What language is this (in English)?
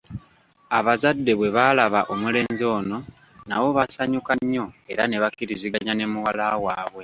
Ganda